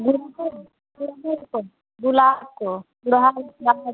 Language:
Hindi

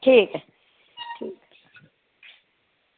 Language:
Dogri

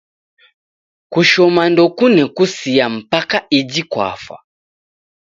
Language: Taita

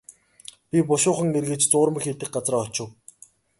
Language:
Mongolian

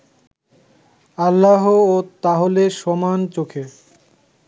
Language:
Bangla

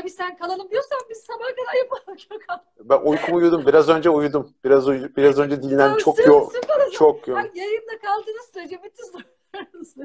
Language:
Turkish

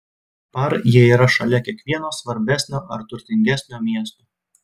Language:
Lithuanian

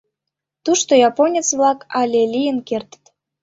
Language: Mari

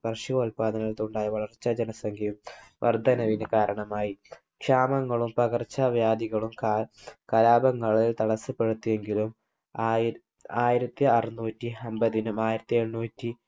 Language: Malayalam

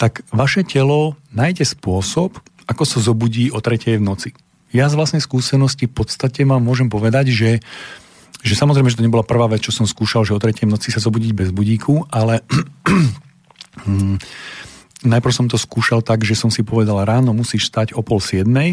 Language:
Slovak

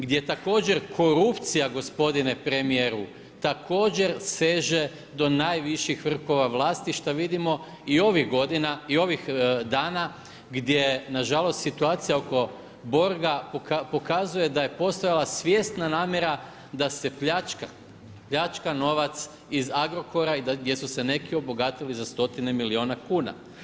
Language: Croatian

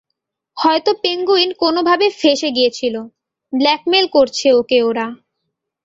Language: Bangla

